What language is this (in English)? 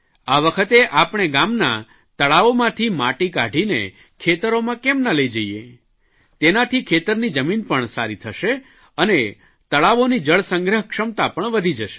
Gujarati